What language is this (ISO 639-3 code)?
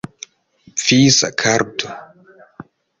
epo